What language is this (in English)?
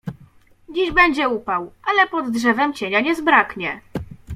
Polish